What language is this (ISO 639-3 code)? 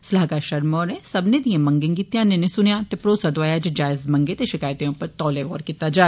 doi